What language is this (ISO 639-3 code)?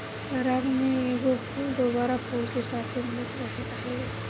bho